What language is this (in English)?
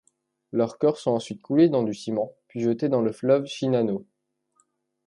French